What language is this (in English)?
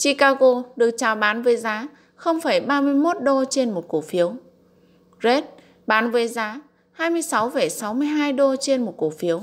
Vietnamese